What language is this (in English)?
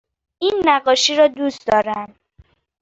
Persian